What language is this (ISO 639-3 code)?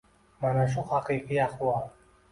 uzb